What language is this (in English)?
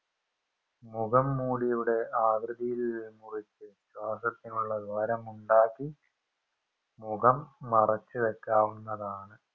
Malayalam